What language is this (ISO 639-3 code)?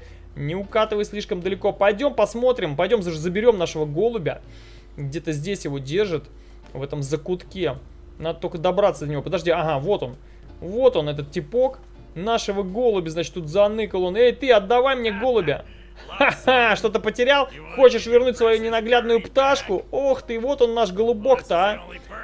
rus